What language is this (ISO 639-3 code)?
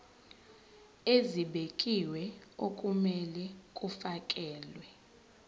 zul